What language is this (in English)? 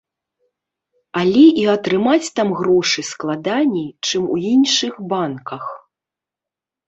Belarusian